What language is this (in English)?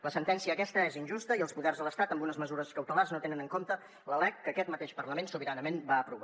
Catalan